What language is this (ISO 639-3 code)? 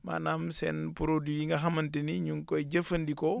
wol